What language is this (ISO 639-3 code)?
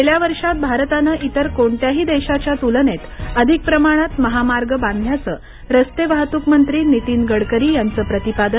mar